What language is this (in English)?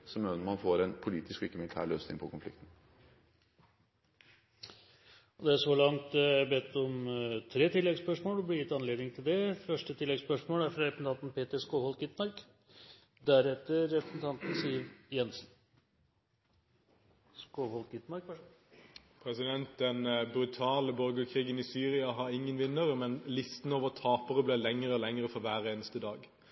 Norwegian Bokmål